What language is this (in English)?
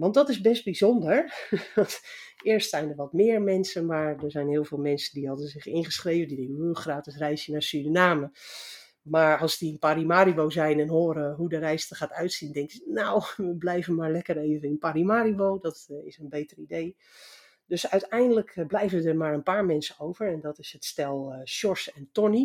Dutch